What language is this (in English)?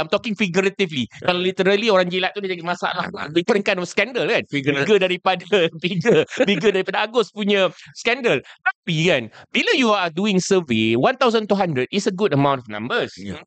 Malay